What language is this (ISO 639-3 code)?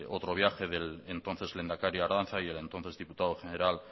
spa